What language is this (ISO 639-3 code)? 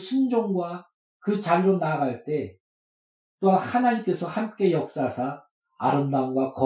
kor